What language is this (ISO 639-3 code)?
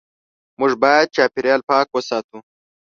pus